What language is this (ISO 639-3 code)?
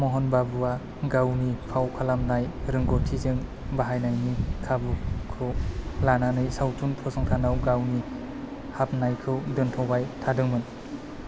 brx